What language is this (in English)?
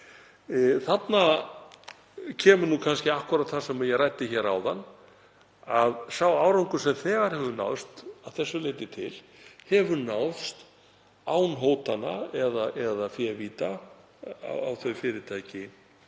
Icelandic